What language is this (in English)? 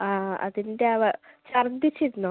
Malayalam